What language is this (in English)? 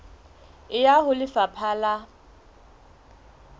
Southern Sotho